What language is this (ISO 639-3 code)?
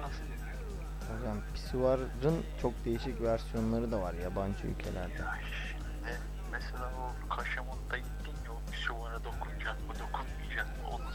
tur